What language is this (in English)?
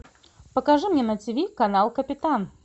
Russian